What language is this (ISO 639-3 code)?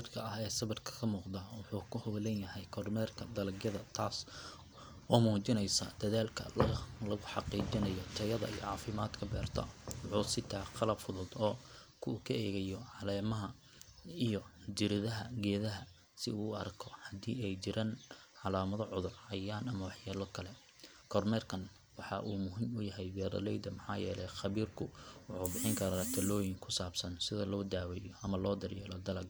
som